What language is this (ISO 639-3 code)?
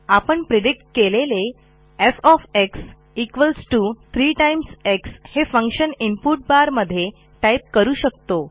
mar